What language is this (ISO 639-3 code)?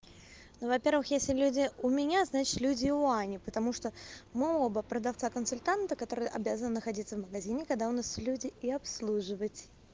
rus